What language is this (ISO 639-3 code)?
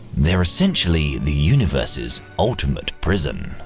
eng